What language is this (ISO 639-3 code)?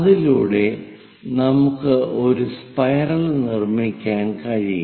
mal